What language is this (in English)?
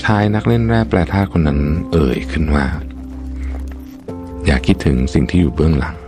Thai